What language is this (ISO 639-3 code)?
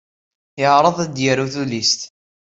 kab